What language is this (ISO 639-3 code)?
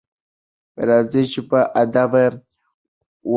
pus